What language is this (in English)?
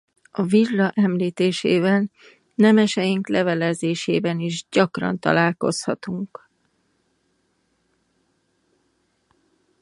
Hungarian